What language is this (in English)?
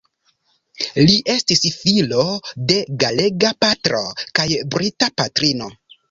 Esperanto